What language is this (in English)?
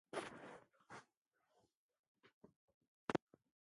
Ngiemboon